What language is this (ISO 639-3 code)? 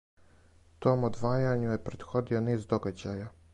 srp